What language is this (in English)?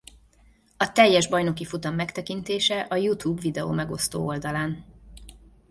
Hungarian